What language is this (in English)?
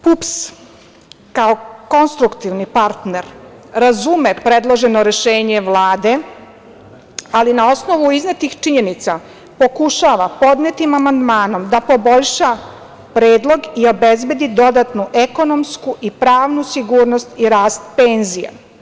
Serbian